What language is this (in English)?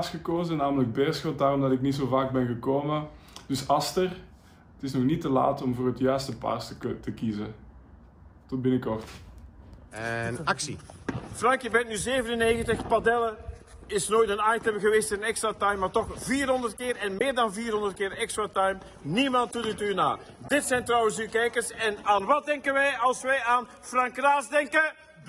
Dutch